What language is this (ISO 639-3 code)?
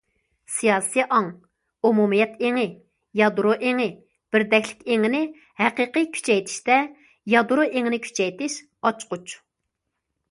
uig